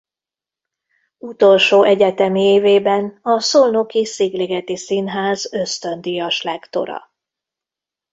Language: Hungarian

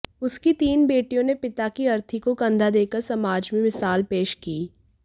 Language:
Hindi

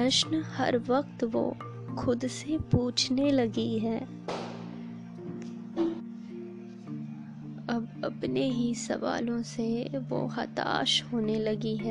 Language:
Hindi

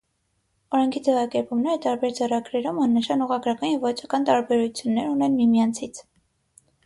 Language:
Armenian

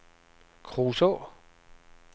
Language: Danish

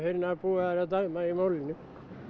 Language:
Icelandic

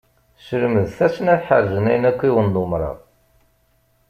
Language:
Kabyle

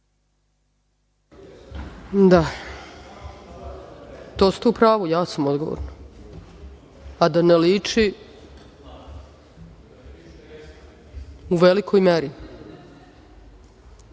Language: Serbian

